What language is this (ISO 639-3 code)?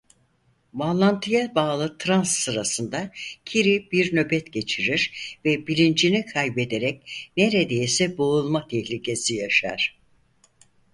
tur